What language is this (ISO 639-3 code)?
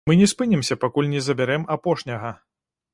bel